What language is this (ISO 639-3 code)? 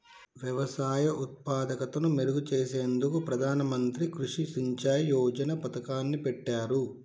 tel